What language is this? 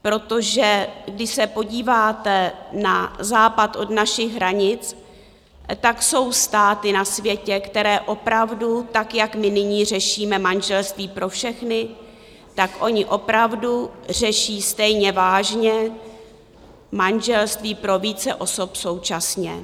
Czech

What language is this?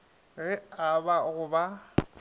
Northern Sotho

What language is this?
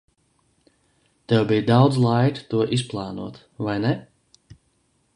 Latvian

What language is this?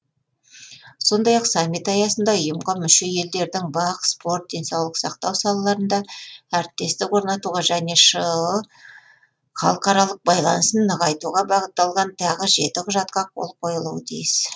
Kazakh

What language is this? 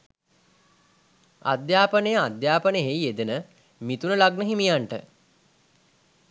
Sinhala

